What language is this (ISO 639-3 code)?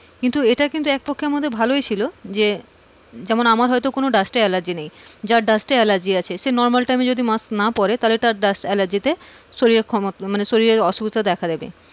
ben